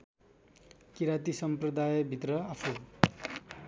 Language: Nepali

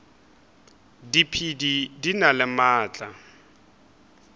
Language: Northern Sotho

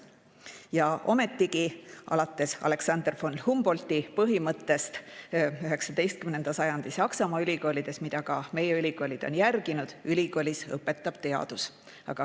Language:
Estonian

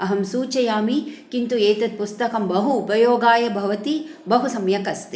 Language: Sanskrit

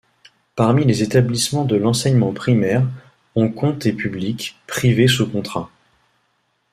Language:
French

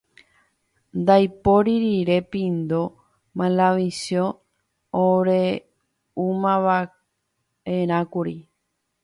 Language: Guarani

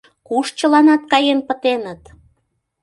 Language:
Mari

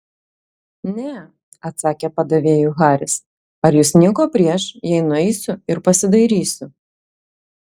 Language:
Lithuanian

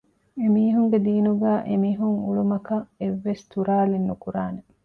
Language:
Divehi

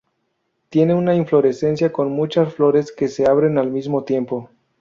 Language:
Spanish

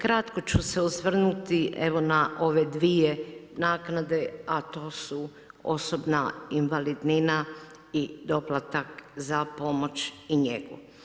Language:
Croatian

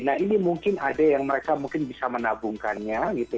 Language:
Indonesian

